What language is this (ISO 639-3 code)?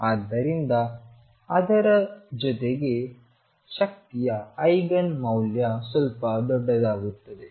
kan